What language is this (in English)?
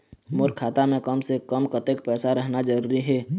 Chhattisgarhi